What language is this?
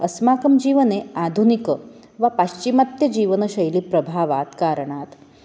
Sanskrit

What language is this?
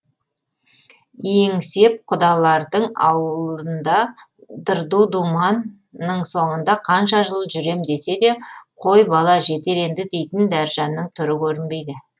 Kazakh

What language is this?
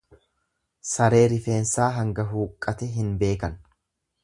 Oromo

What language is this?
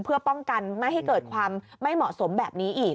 Thai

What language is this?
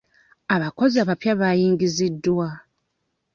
Ganda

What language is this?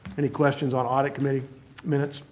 English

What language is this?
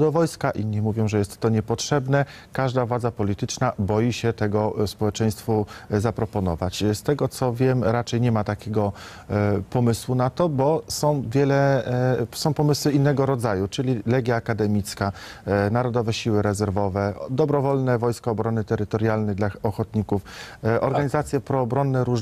Polish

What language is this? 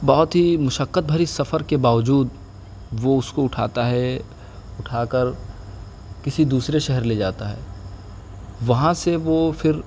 Urdu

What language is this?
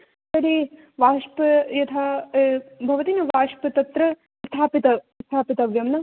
Sanskrit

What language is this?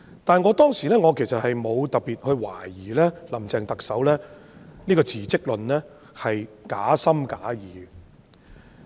Cantonese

